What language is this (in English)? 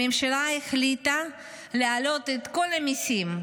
Hebrew